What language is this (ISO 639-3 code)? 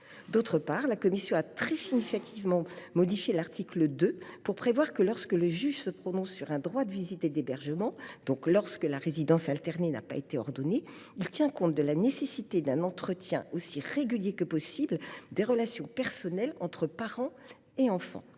fra